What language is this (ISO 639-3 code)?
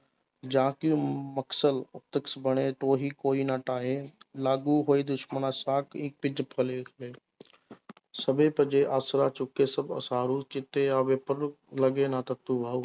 pan